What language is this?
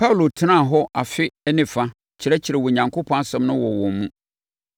Akan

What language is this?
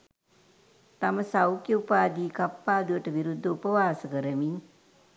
Sinhala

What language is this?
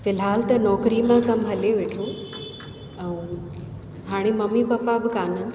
Sindhi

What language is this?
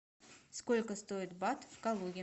Russian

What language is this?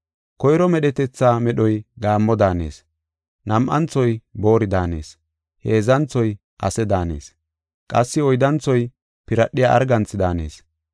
Gofa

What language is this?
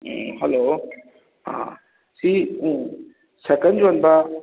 Manipuri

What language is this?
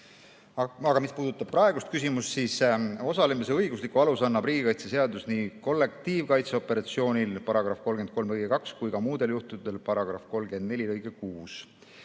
Estonian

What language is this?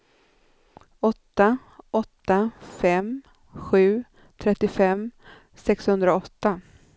Swedish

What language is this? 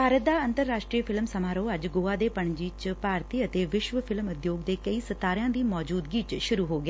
Punjabi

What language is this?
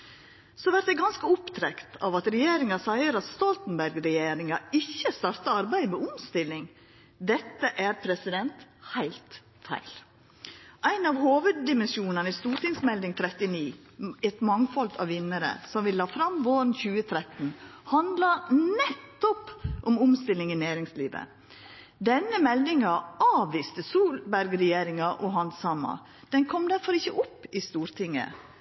Norwegian Nynorsk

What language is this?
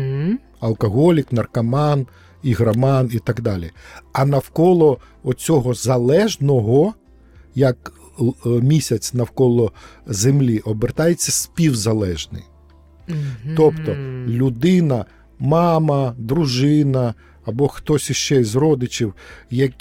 Ukrainian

